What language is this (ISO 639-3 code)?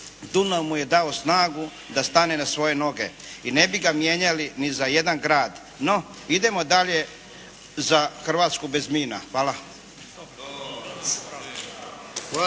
hrv